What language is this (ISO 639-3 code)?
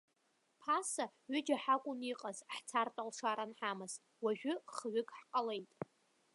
abk